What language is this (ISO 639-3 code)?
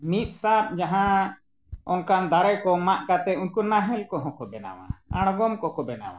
sat